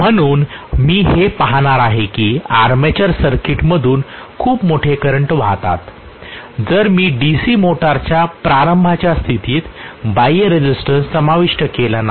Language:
Marathi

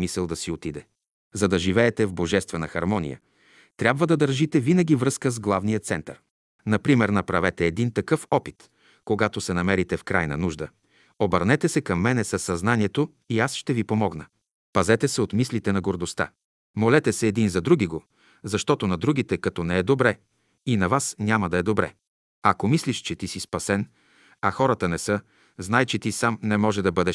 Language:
Bulgarian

